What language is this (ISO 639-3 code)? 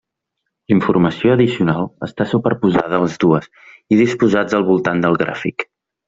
cat